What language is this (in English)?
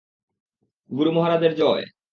Bangla